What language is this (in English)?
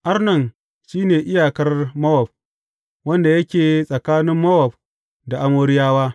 Hausa